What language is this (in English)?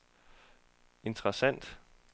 Danish